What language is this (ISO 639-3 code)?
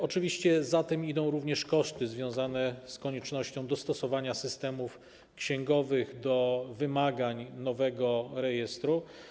pol